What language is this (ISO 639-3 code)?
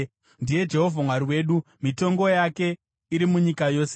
sna